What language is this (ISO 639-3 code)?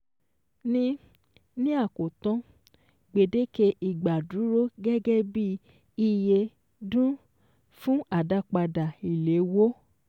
yor